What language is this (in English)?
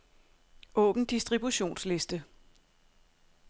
Danish